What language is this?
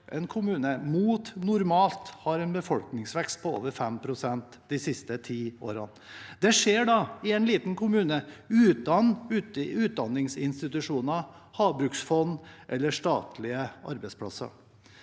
Norwegian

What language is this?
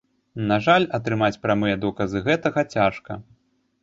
Belarusian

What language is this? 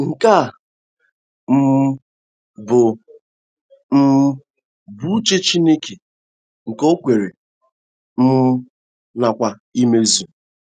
Igbo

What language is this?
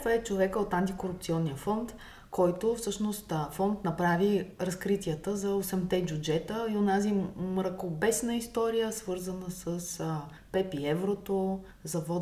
Bulgarian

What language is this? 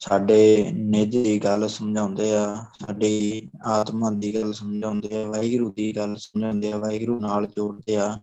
Punjabi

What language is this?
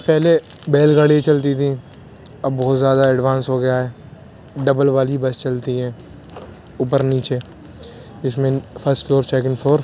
Urdu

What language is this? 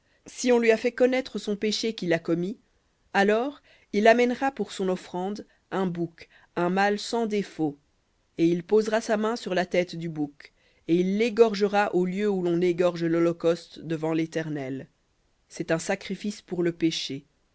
French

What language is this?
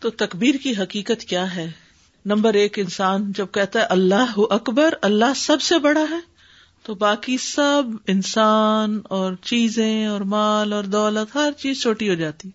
Urdu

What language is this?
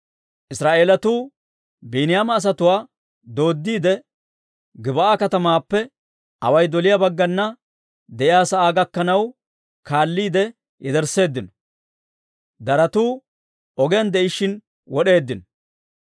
Dawro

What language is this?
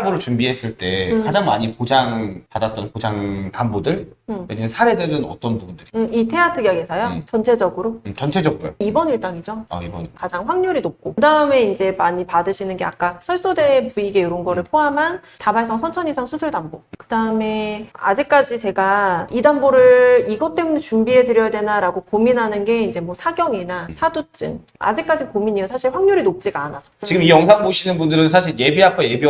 Korean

